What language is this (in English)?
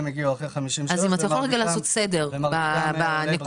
Hebrew